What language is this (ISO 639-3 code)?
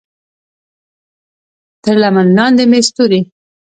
pus